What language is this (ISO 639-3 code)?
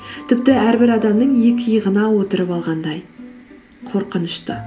kaz